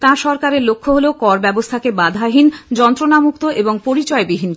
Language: Bangla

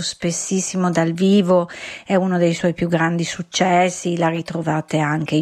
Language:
Italian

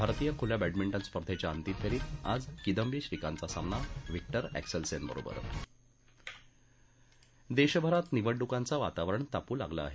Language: Marathi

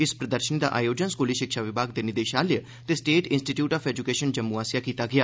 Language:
Dogri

